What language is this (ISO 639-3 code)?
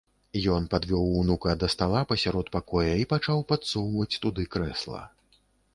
bel